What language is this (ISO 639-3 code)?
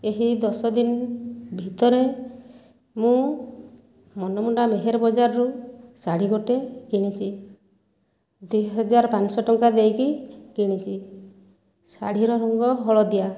ori